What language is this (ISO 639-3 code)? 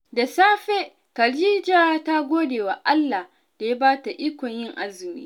hau